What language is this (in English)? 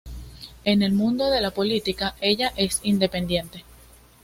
Spanish